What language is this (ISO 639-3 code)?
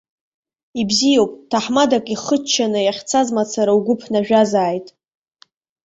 abk